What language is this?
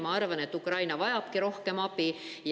Estonian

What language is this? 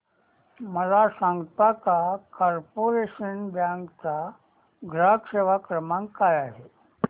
Marathi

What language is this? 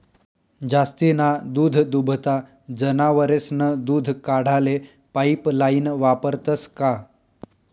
Marathi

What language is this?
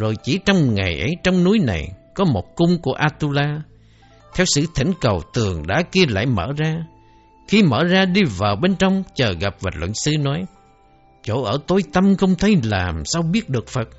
Vietnamese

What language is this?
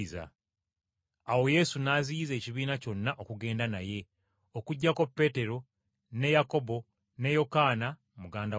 Ganda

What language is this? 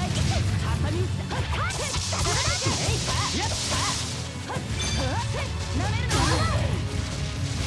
Japanese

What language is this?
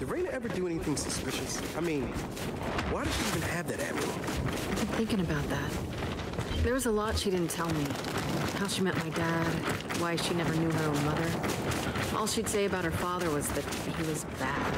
English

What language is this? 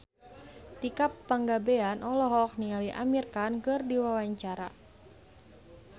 Sundanese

